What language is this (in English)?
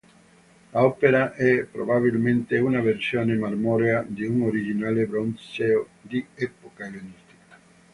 Italian